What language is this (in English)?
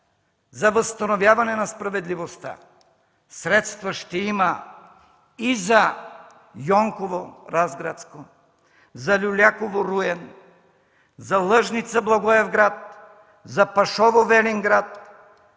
Bulgarian